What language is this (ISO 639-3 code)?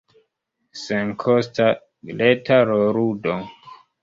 epo